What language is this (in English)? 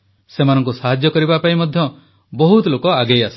Odia